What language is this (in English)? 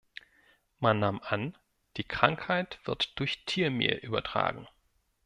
German